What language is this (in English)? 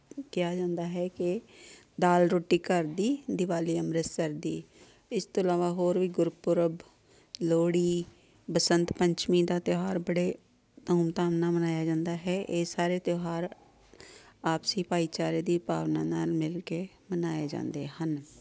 Punjabi